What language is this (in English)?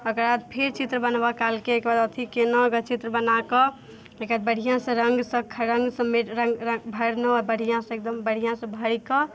Maithili